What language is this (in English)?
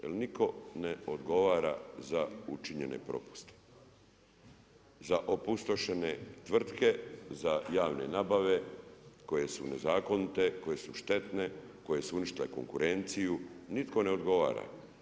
Croatian